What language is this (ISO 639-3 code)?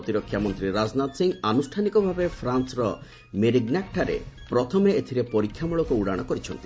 ori